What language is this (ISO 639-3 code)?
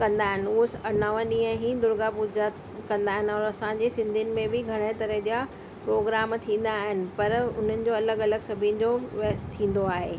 snd